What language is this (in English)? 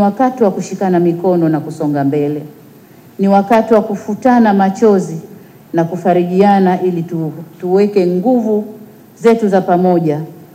Swahili